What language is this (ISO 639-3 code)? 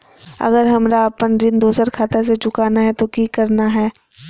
mag